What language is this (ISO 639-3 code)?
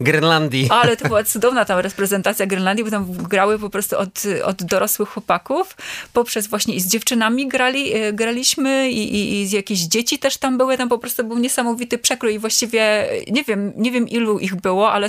pol